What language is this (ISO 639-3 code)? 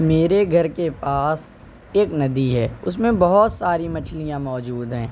urd